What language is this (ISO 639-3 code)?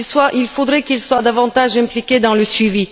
fra